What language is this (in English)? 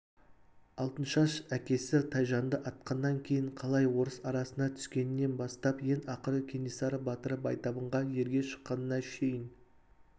Kazakh